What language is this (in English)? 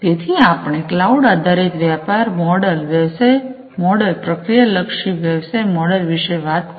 Gujarati